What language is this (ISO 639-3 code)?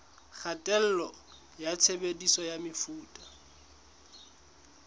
sot